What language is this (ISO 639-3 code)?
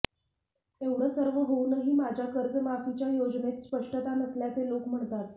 mar